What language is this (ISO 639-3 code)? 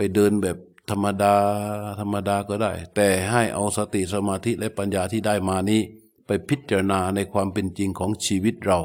tha